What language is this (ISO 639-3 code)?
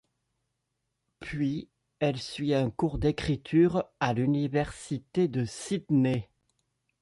fra